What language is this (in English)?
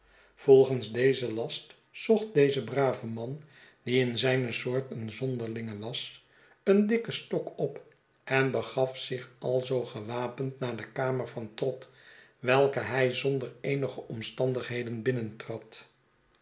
Dutch